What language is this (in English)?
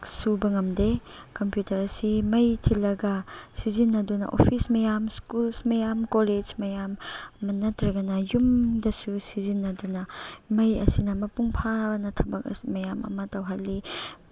Manipuri